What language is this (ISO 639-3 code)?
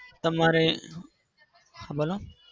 guj